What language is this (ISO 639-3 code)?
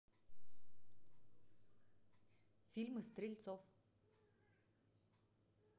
rus